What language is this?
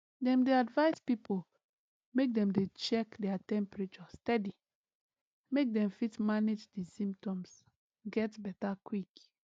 Nigerian Pidgin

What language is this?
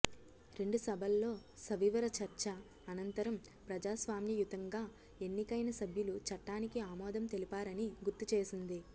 Telugu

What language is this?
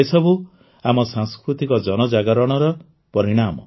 Odia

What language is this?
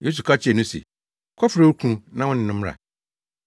Akan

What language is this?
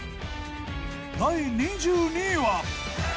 Japanese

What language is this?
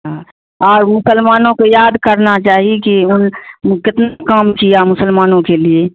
Urdu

